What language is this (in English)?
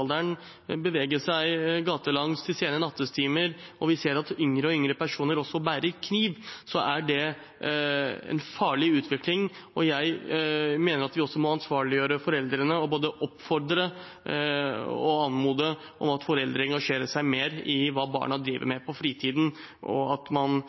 Norwegian Bokmål